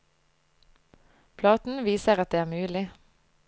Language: Norwegian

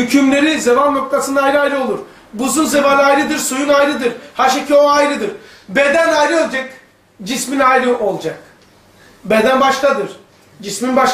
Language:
Turkish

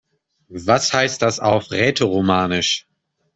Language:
German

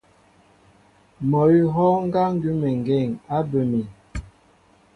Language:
Mbo (Cameroon)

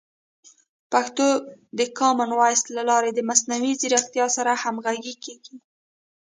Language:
Pashto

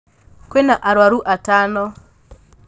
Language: Kikuyu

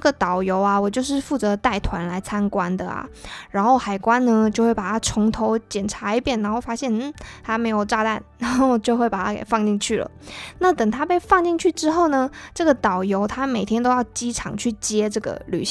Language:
Chinese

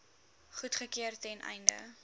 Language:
Afrikaans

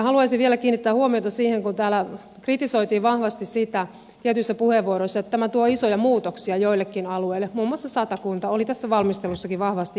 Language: Finnish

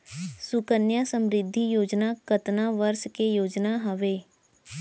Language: Chhattisgarhi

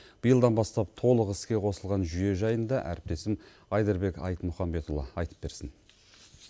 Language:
Kazakh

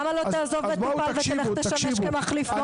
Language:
Hebrew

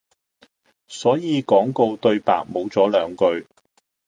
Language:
Cantonese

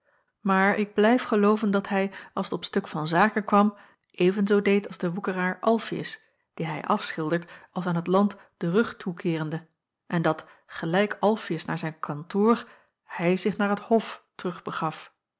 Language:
Dutch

